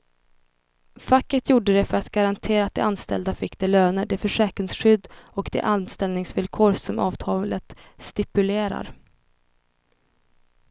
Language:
Swedish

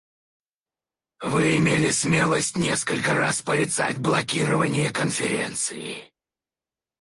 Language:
Russian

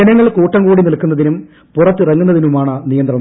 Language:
Malayalam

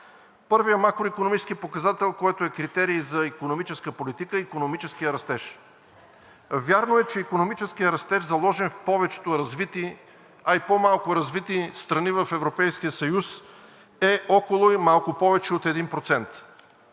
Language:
Bulgarian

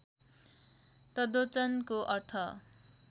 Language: Nepali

